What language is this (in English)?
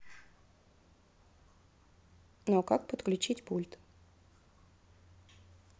Russian